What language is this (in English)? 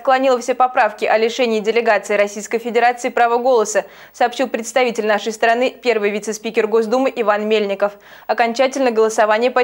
Russian